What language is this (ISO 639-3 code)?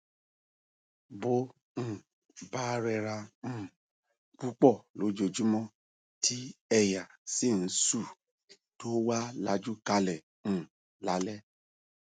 yor